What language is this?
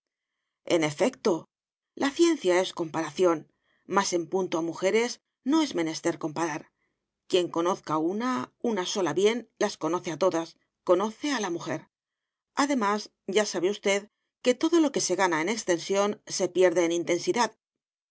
Spanish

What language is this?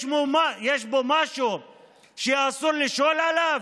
Hebrew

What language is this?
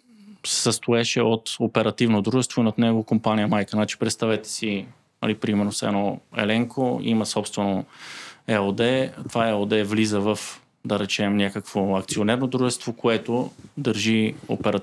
Bulgarian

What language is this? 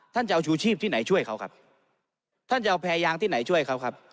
Thai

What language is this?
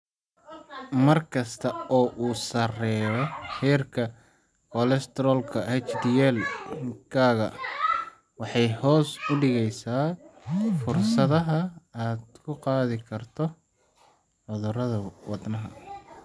Somali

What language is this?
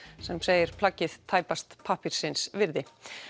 Icelandic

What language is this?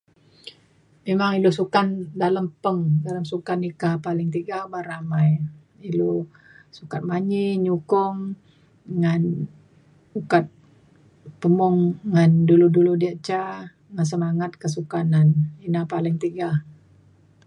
Mainstream Kenyah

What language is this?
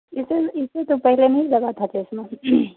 Urdu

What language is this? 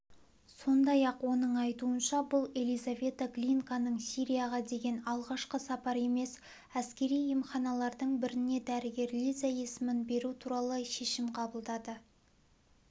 Kazakh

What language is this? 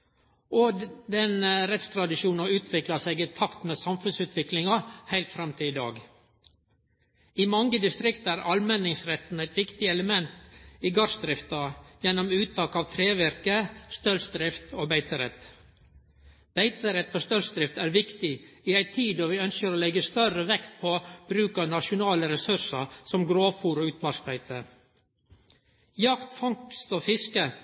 Norwegian Nynorsk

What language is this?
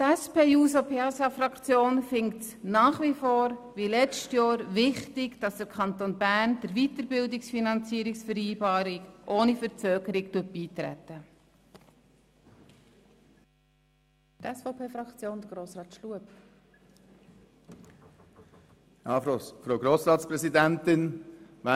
Swiss German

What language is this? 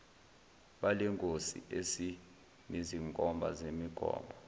Zulu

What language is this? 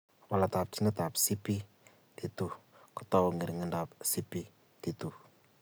Kalenjin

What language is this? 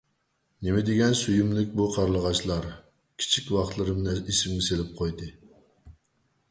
Uyghur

